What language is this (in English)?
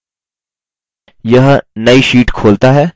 Hindi